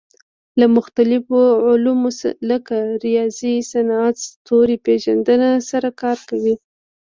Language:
Pashto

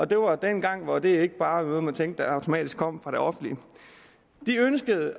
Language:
Danish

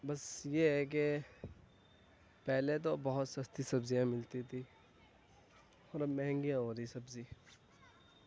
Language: Urdu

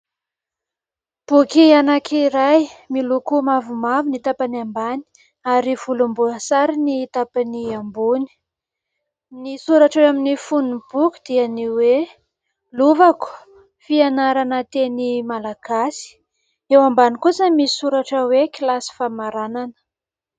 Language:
Malagasy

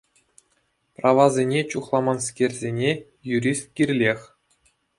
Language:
Chuvash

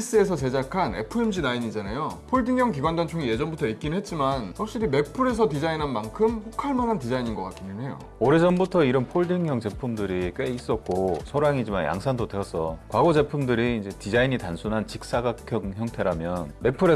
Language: Korean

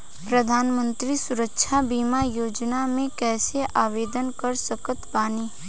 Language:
Bhojpuri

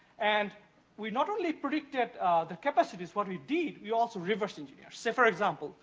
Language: English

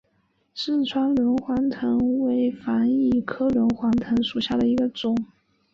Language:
Chinese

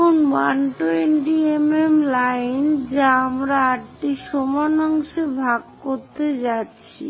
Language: Bangla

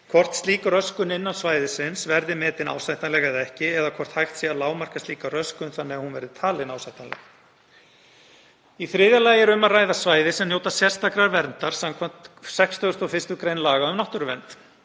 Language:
Icelandic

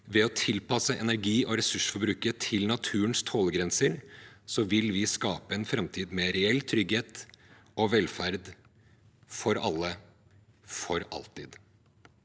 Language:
Norwegian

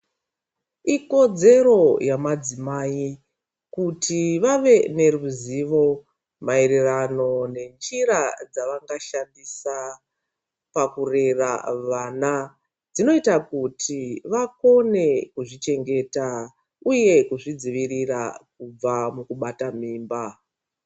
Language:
Ndau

